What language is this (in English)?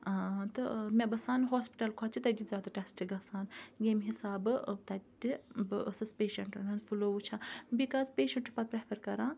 Kashmiri